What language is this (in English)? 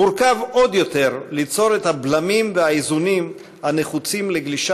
Hebrew